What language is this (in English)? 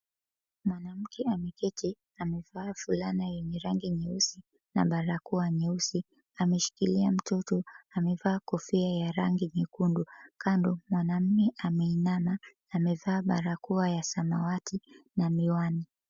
Swahili